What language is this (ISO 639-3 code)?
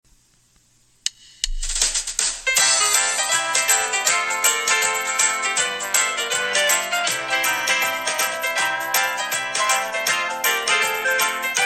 jpn